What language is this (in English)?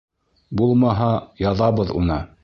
Bashkir